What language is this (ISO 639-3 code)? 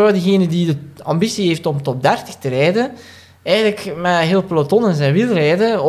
nld